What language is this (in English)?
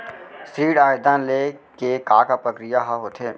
Chhattisgarhi